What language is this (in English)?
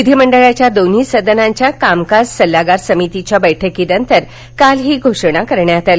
Marathi